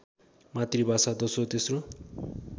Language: Nepali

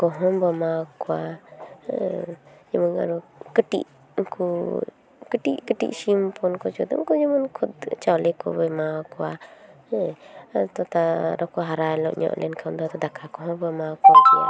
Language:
Santali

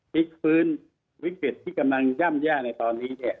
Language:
Thai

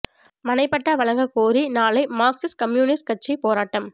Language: Tamil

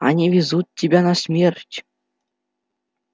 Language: Russian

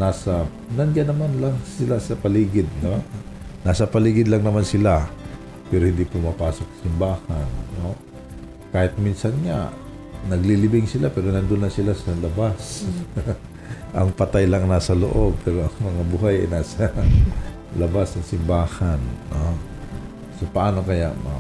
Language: Filipino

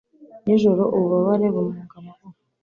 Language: Kinyarwanda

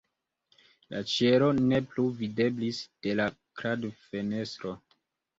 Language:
Esperanto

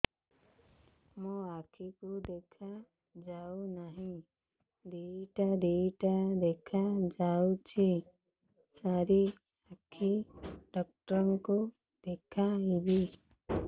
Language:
Odia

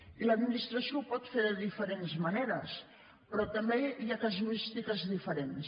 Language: Catalan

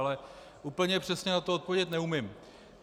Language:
Czech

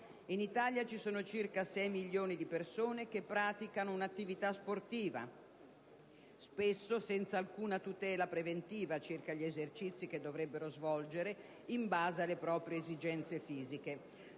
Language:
Italian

